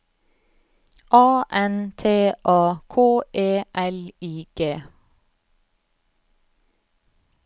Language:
Norwegian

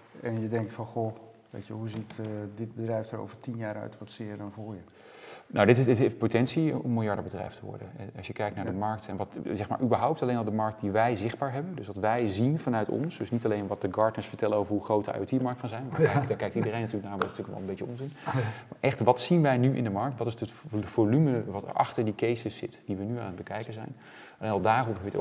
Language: Dutch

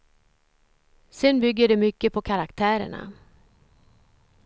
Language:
Swedish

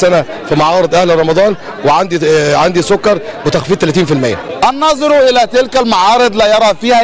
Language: Arabic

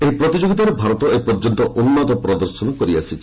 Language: Odia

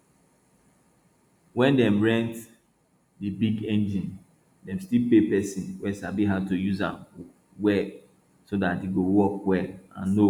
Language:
Nigerian Pidgin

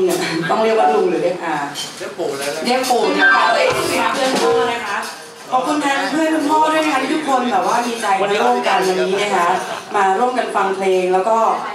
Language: Thai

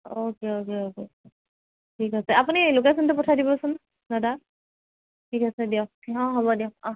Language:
Assamese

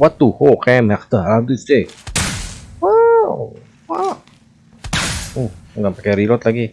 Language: Indonesian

